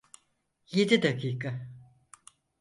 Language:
Turkish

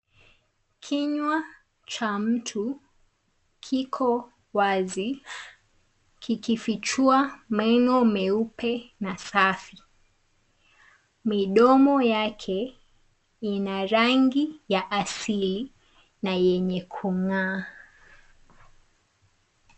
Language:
Swahili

